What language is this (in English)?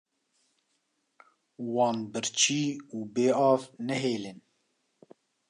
Kurdish